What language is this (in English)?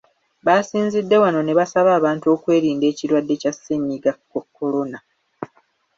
Ganda